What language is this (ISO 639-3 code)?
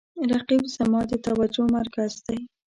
pus